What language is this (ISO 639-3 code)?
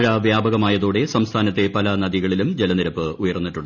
mal